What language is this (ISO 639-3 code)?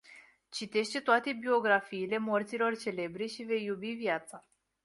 ron